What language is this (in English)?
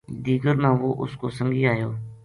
Gujari